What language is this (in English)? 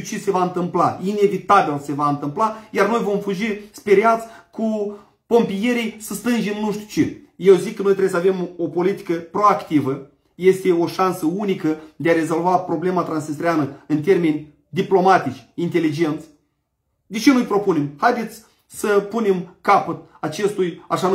Romanian